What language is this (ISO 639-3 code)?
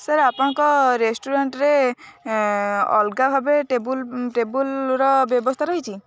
ori